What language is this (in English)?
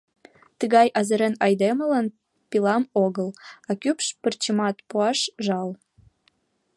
Mari